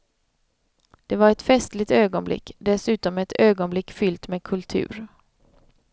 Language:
Swedish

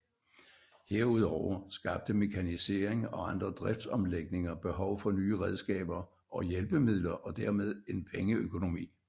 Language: Danish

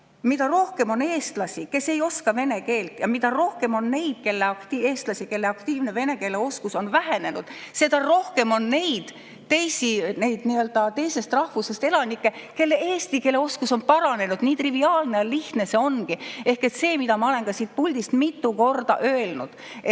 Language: Estonian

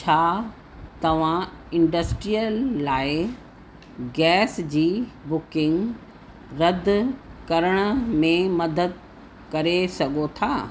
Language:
Sindhi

